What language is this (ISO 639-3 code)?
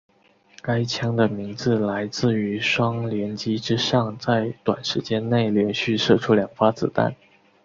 zho